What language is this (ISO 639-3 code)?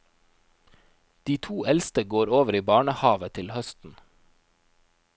nor